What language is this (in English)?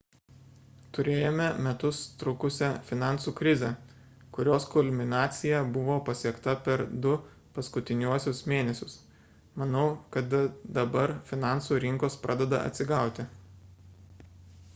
Lithuanian